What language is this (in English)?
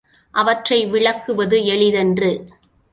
Tamil